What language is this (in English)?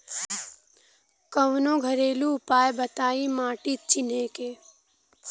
Bhojpuri